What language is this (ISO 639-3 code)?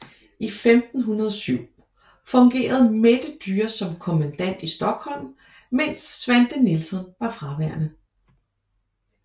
dan